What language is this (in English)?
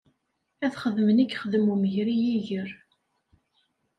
Kabyle